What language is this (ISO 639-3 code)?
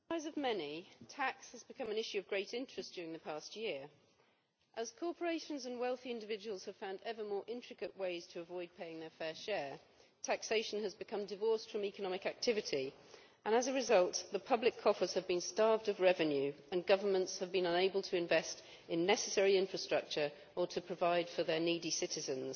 eng